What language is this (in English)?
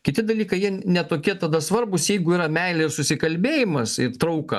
Lithuanian